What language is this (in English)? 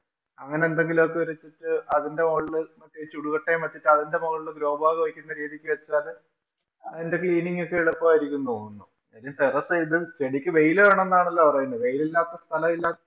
Malayalam